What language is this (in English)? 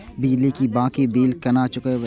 Maithili